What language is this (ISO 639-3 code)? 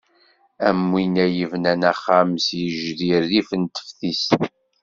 kab